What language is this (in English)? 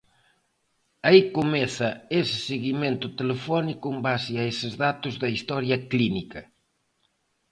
Galician